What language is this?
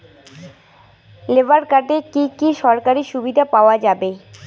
Bangla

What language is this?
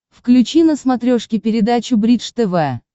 Russian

